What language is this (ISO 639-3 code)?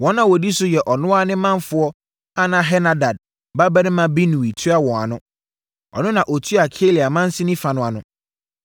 aka